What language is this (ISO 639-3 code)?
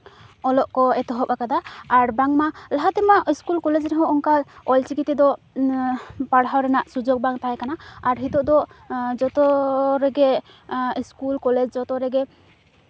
sat